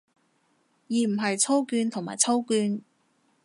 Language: Cantonese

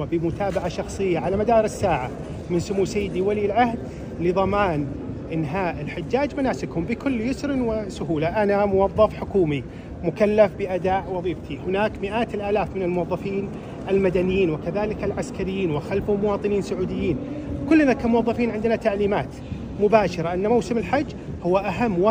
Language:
Arabic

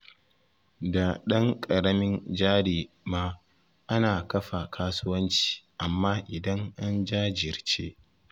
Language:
Hausa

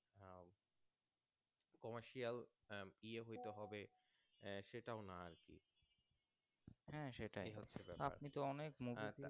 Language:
Bangla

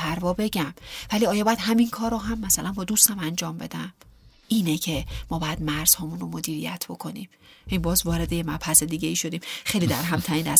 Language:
Persian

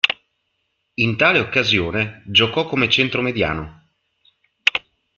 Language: Italian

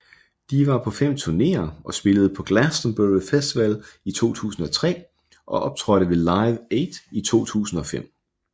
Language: Danish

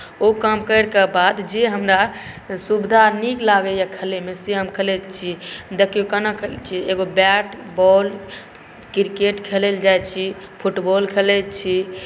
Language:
Maithili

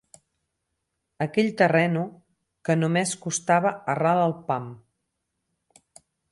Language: Catalan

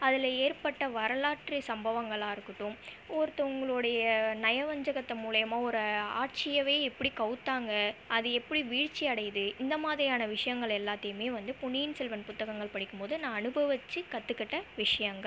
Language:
Tamil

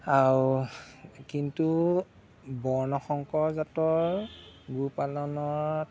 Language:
Assamese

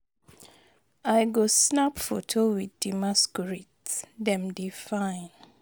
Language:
Nigerian Pidgin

